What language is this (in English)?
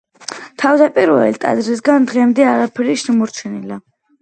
Georgian